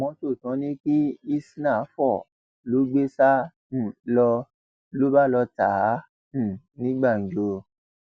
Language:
Yoruba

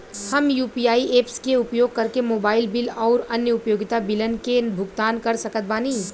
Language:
Bhojpuri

